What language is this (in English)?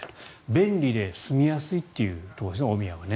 Japanese